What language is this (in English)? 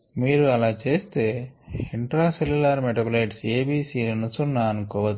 Telugu